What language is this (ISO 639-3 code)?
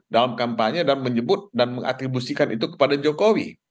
ind